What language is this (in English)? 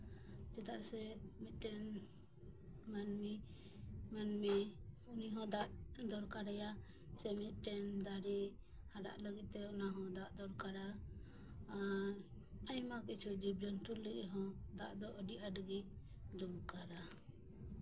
Santali